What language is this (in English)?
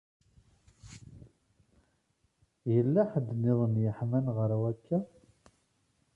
Kabyle